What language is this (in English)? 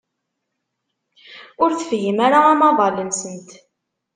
Kabyle